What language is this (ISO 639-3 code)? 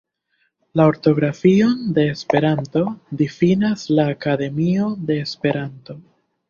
epo